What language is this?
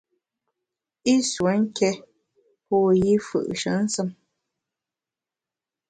Bamun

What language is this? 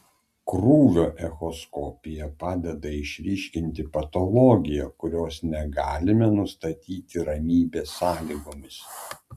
Lithuanian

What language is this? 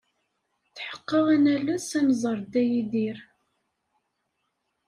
Kabyle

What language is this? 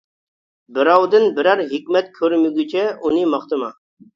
Uyghur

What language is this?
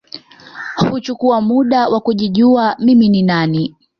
Swahili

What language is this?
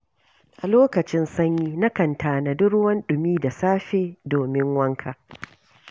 Hausa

